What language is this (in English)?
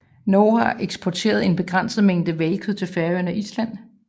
Danish